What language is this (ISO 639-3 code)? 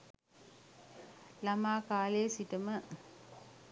sin